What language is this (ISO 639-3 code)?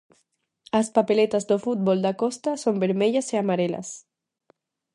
glg